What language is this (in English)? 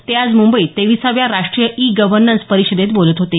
Marathi